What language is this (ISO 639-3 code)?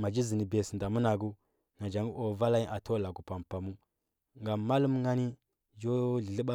hbb